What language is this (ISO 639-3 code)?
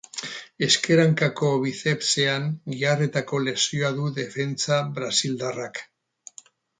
eus